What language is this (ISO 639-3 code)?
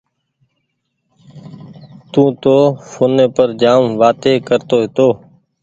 gig